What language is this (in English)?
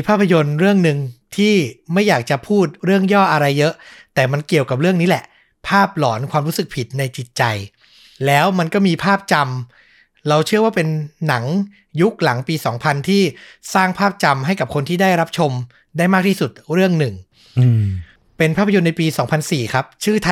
Thai